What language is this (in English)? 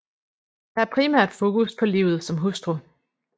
Danish